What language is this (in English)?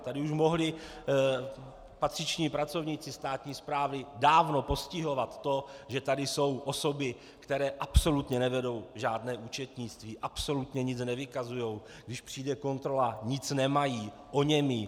Czech